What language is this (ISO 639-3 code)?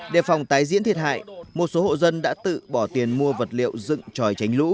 vie